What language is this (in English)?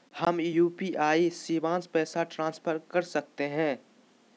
Magahi